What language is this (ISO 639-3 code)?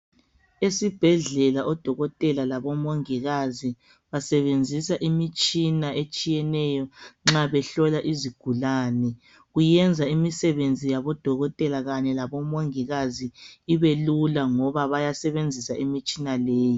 nde